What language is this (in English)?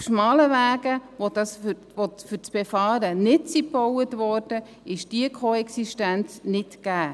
Swiss German